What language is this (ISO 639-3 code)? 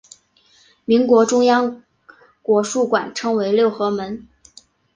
zho